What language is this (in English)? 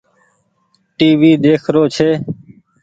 Goaria